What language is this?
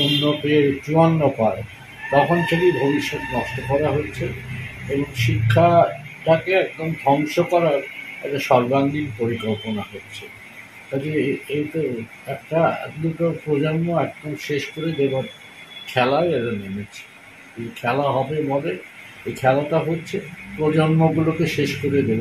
Romanian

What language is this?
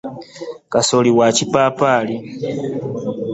Ganda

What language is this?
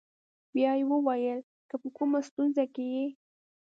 Pashto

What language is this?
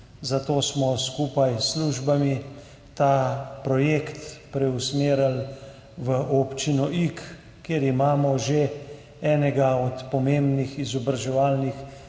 Slovenian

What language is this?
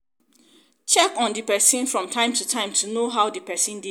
Nigerian Pidgin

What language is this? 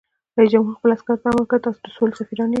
Pashto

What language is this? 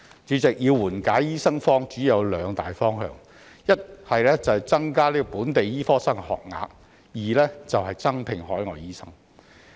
Cantonese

